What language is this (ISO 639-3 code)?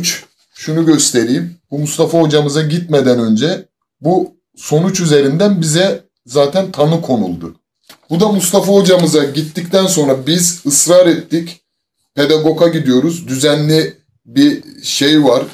tur